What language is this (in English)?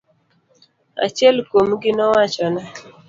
Luo (Kenya and Tanzania)